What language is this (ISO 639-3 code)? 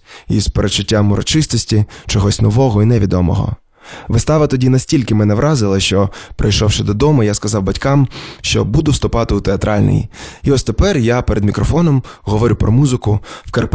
ukr